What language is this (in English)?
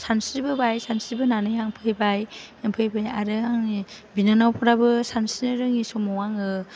Bodo